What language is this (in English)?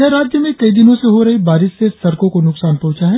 Hindi